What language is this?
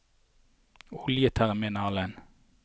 Norwegian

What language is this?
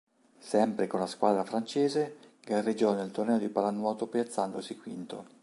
Italian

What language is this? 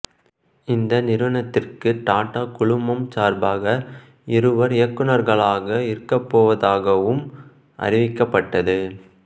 Tamil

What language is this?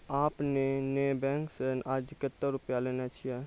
Maithili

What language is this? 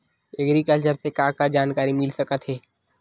Chhattisgarhi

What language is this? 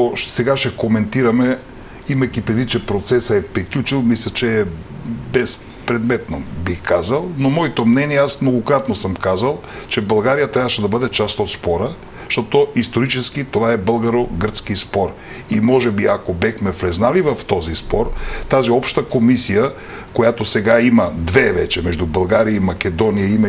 Bulgarian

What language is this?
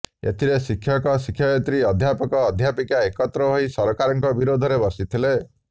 Odia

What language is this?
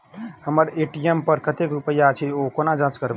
Maithili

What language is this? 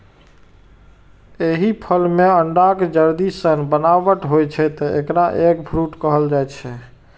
Maithili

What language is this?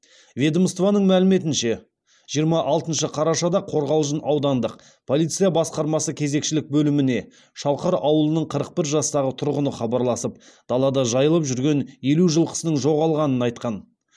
Kazakh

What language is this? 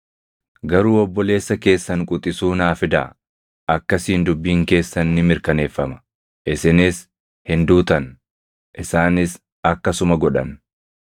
Oromo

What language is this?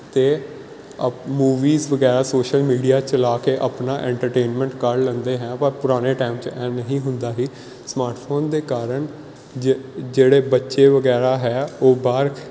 Punjabi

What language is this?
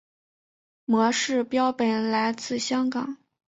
Chinese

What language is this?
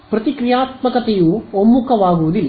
Kannada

